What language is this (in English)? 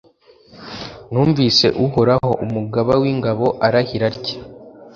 Kinyarwanda